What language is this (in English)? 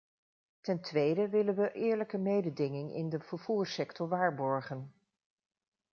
Dutch